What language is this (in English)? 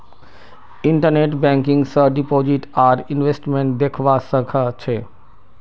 Magahi